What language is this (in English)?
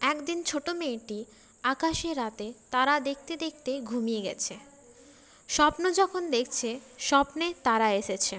Bangla